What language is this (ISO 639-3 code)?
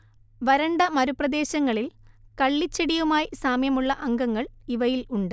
mal